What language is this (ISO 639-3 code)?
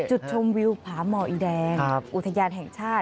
tha